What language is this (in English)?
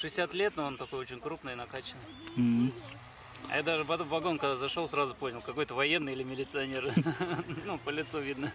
Russian